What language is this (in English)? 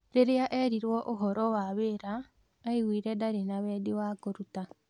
Kikuyu